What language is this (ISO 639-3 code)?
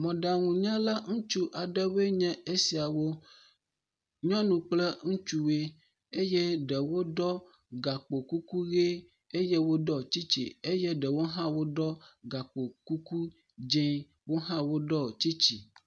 ewe